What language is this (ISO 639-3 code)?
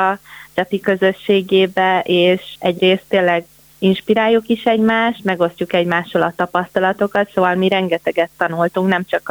hun